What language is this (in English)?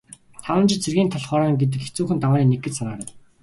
Mongolian